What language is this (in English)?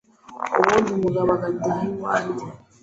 Kinyarwanda